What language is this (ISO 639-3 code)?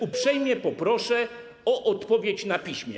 pol